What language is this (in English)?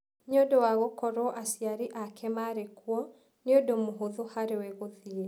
Kikuyu